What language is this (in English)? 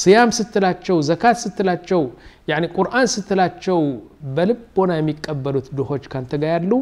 Arabic